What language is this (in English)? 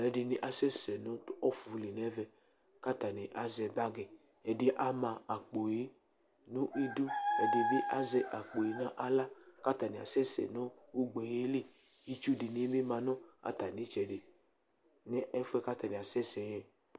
Ikposo